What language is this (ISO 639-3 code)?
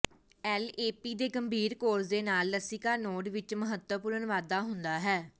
pan